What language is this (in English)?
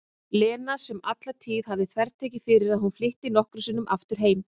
Icelandic